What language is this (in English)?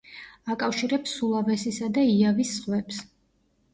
Georgian